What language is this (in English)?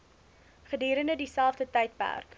Afrikaans